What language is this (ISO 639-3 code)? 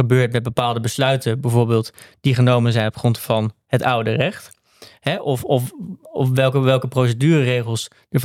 nld